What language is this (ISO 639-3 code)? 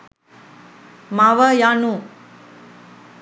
sin